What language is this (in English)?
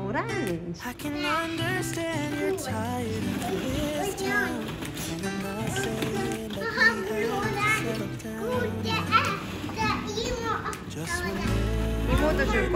Korean